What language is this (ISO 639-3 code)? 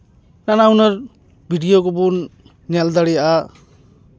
sat